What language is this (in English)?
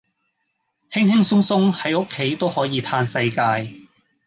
Cantonese